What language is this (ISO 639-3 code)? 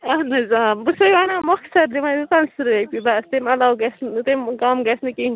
kas